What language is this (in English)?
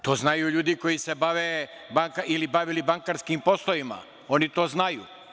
Serbian